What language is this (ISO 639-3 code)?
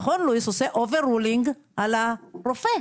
heb